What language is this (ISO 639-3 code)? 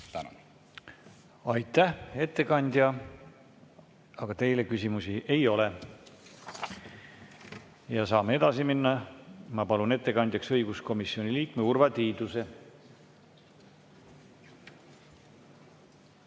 est